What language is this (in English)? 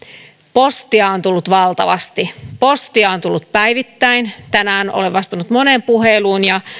Finnish